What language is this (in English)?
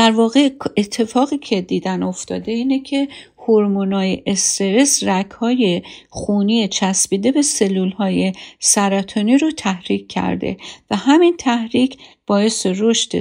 Persian